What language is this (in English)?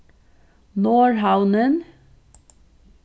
Faroese